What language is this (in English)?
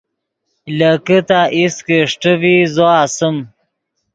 Yidgha